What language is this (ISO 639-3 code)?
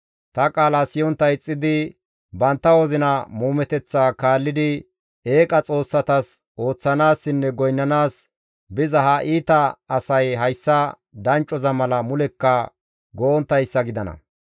gmv